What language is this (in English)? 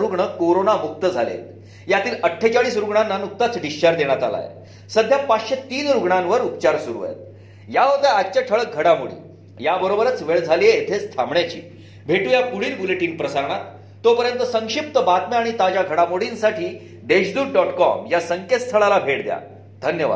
Marathi